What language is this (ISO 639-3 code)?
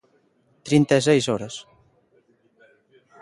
glg